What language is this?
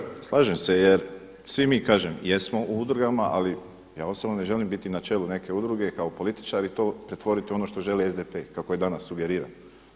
Croatian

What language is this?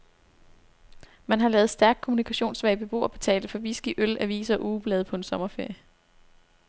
Danish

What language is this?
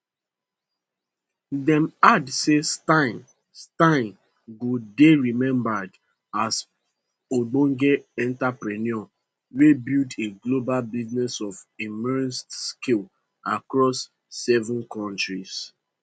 Nigerian Pidgin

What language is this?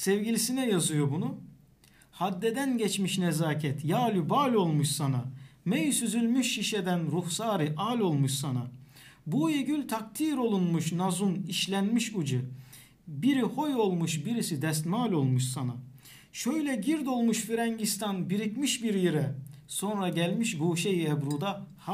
Turkish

